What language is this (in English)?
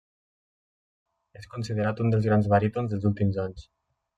Catalan